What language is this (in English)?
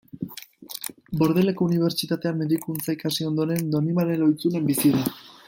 Basque